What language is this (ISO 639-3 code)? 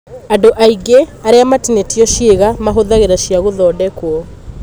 kik